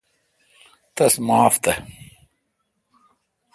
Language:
Kalkoti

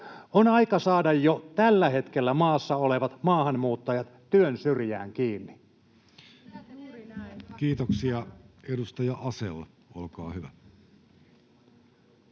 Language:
Finnish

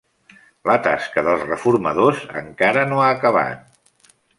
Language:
Catalan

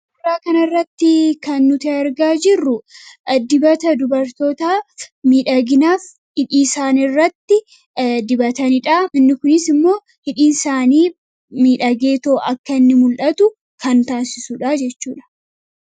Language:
Oromo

